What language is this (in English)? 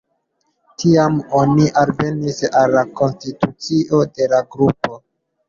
Esperanto